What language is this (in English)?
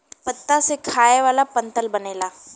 Bhojpuri